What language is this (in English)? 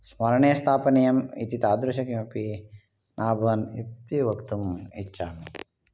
Sanskrit